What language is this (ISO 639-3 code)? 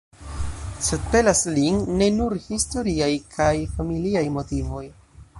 epo